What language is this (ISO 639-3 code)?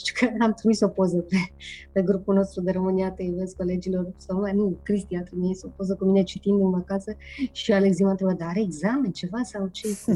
ron